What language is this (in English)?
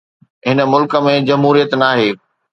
Sindhi